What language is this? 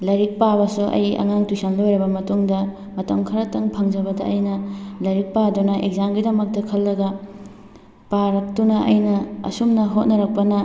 Manipuri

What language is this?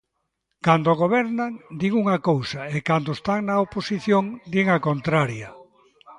Galician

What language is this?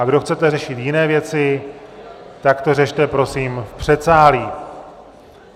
Czech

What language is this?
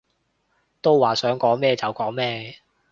Cantonese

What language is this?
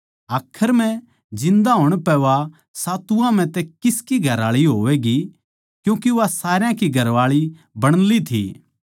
Haryanvi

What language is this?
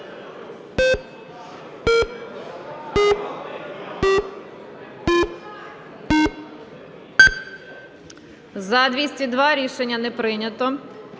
Ukrainian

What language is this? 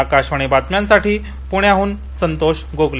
Marathi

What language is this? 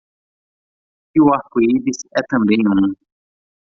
Portuguese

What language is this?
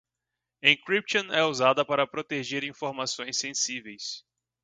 Portuguese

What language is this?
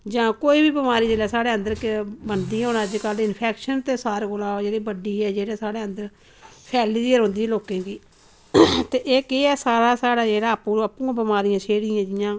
Dogri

